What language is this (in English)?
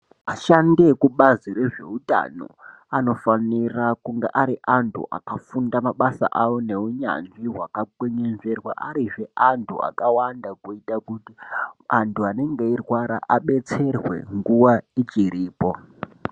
Ndau